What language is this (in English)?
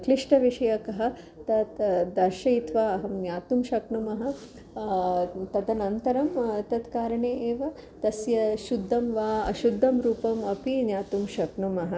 Sanskrit